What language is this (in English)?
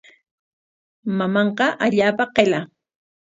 Corongo Ancash Quechua